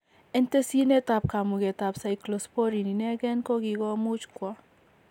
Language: Kalenjin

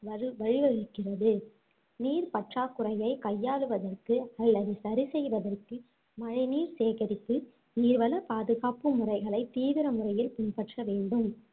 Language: Tamil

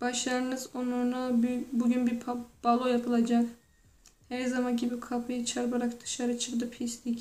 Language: Turkish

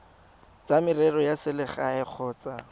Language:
Tswana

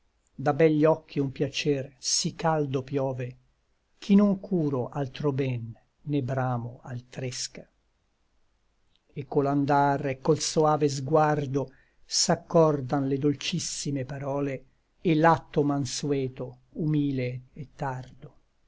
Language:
Italian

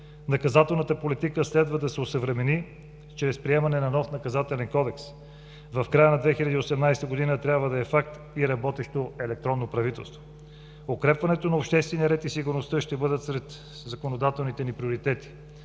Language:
Bulgarian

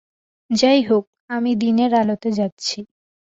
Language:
Bangla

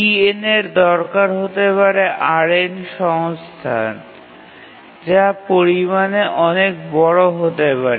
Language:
Bangla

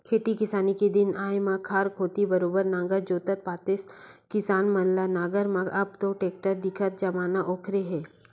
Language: Chhattisgarhi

